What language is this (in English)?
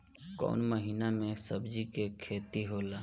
Bhojpuri